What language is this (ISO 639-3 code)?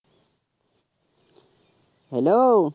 ben